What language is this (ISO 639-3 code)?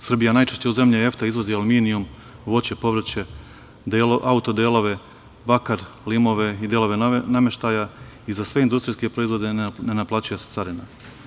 srp